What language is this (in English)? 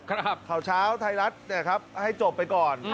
Thai